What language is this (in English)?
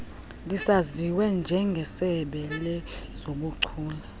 Xhosa